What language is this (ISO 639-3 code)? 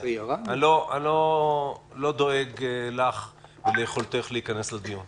heb